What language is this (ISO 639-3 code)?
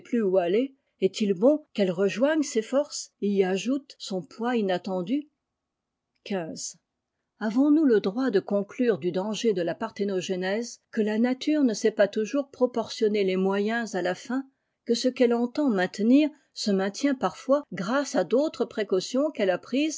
fra